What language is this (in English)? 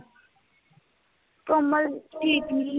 Punjabi